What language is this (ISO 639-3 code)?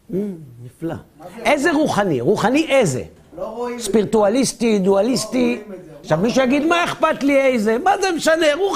heb